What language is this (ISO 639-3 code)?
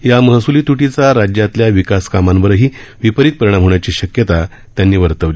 mar